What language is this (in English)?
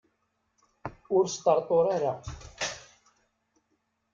Kabyle